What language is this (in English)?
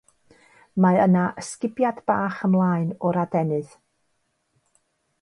Welsh